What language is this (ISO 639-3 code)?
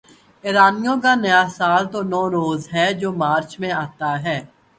urd